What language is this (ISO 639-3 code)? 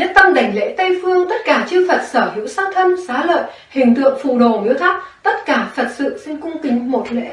vie